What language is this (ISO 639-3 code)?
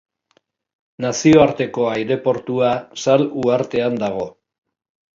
eus